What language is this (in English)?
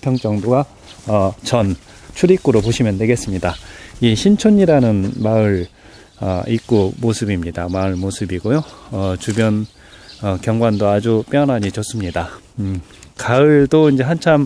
Korean